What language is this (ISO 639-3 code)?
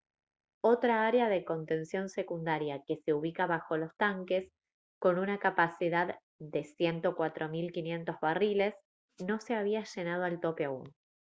spa